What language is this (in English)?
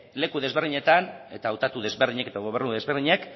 Basque